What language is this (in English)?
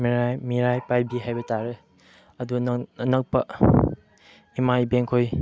Manipuri